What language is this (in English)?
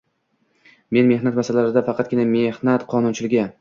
Uzbek